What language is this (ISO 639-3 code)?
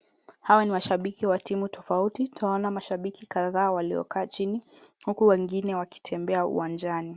swa